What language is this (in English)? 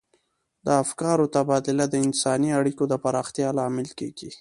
Pashto